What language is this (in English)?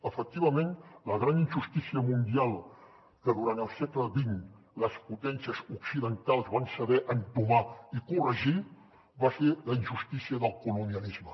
Catalan